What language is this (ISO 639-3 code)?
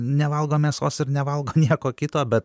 lit